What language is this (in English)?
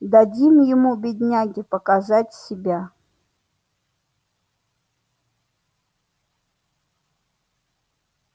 Russian